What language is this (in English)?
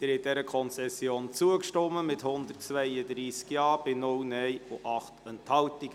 Swiss German